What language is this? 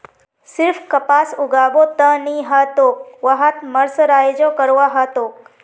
Magahi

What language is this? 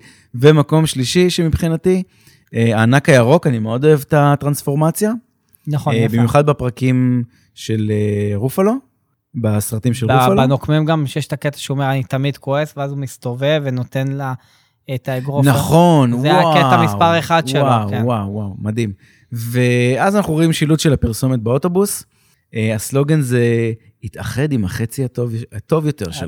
Hebrew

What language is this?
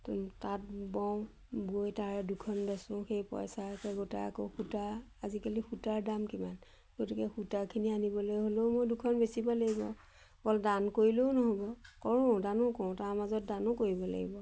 Assamese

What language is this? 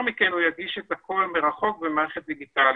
Hebrew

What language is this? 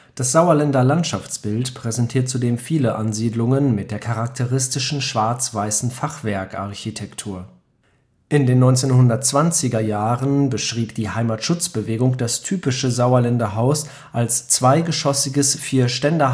German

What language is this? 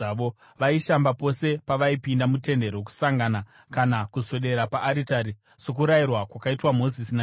Shona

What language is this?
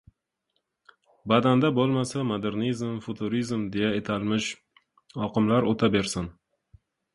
Uzbek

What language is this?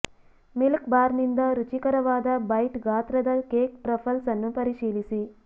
Kannada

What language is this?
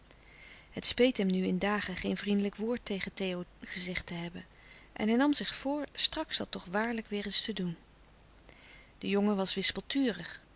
Dutch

